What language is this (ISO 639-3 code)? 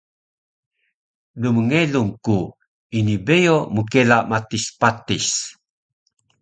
trv